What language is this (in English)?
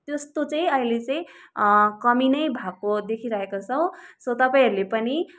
Nepali